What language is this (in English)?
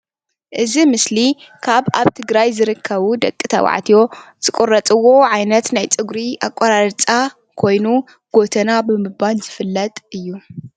Tigrinya